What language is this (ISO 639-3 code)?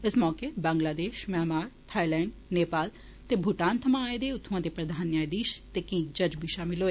doi